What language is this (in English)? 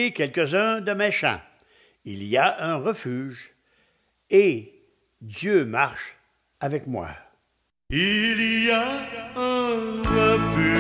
French